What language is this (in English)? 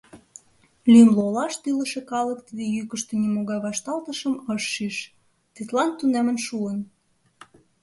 Mari